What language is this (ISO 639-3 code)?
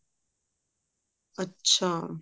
pan